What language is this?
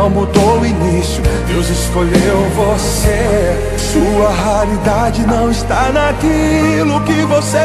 Portuguese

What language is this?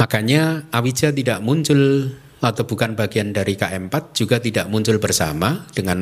Indonesian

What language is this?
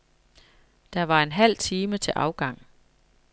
Danish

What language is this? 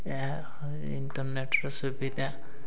Odia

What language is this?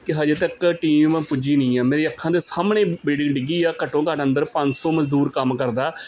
Punjabi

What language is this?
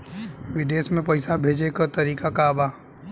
Bhojpuri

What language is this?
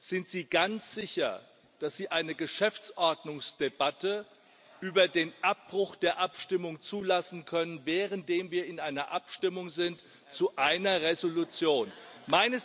German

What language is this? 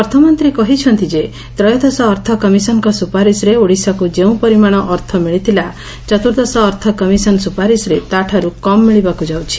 Odia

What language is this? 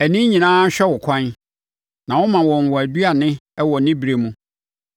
Akan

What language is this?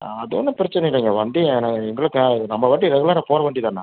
Tamil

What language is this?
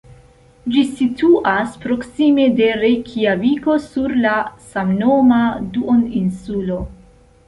Esperanto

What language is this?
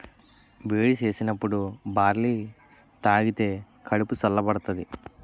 Telugu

